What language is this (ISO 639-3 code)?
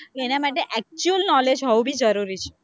guj